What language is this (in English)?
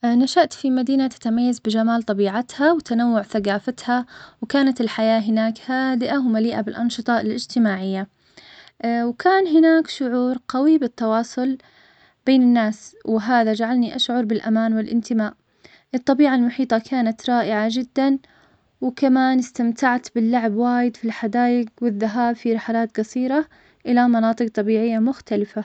Omani Arabic